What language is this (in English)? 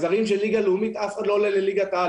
Hebrew